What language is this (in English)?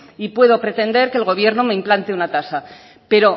Spanish